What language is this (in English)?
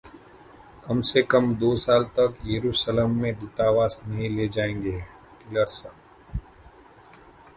Hindi